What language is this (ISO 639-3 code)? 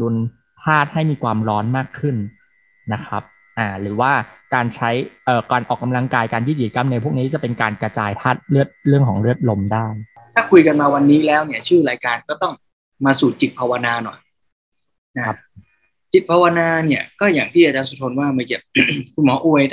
tha